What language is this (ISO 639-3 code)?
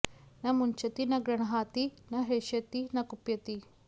san